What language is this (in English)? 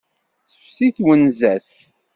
Kabyle